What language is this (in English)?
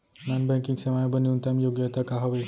Chhattisgarhi